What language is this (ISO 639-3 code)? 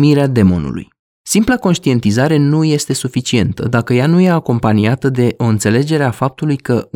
ron